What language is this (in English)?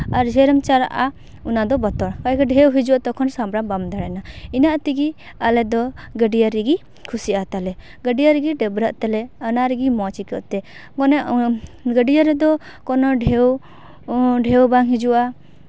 Santali